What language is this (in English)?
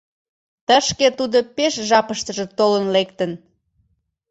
Mari